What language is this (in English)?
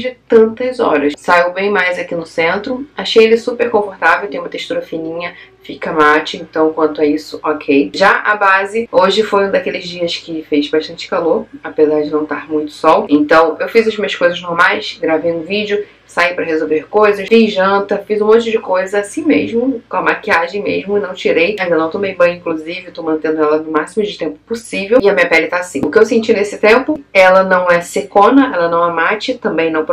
Portuguese